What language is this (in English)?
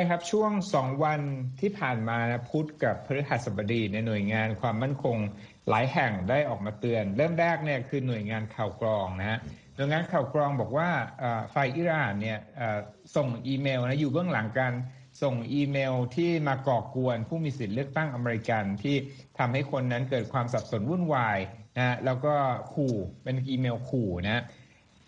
Thai